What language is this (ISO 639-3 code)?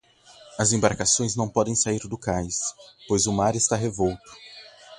por